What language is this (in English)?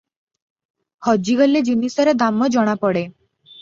Odia